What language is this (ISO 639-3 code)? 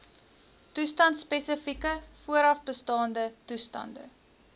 afr